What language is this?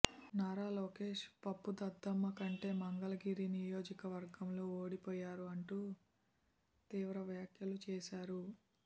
Telugu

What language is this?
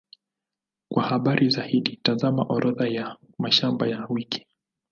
Swahili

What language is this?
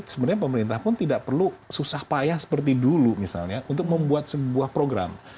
Indonesian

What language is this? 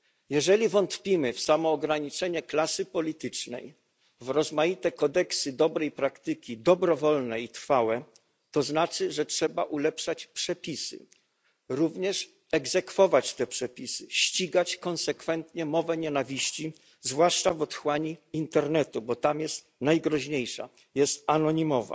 Polish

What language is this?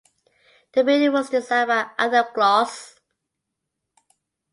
English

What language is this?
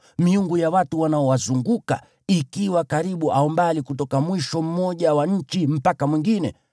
Swahili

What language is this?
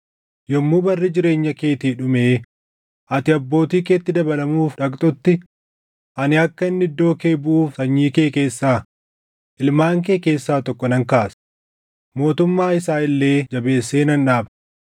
Oromo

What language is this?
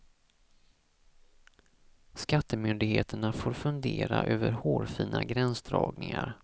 Swedish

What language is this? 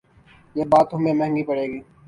Urdu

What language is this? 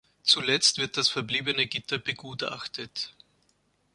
German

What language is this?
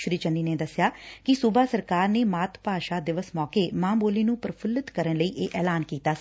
Punjabi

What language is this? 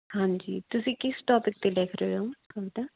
Punjabi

